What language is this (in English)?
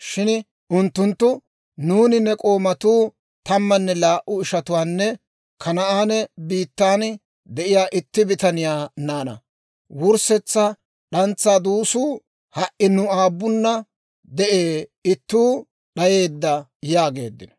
Dawro